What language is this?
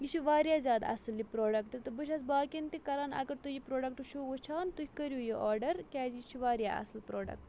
Kashmiri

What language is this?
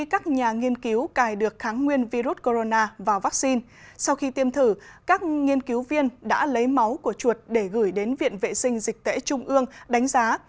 Vietnamese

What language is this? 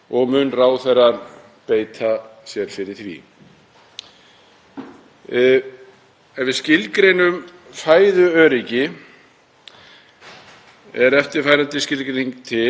Icelandic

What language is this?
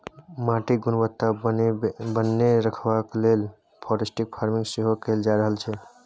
Maithili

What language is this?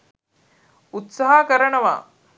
Sinhala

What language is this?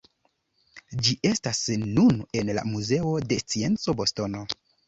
Esperanto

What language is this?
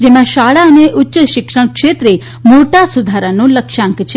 Gujarati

